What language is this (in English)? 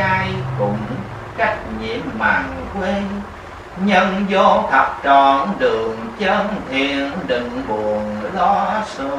Vietnamese